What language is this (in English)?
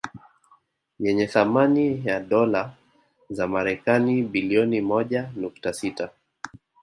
Swahili